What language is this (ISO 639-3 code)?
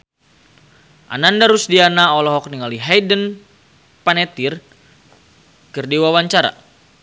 sun